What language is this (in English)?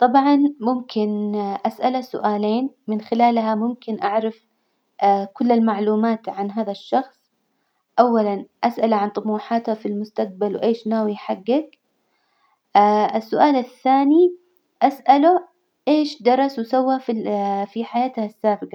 Hijazi Arabic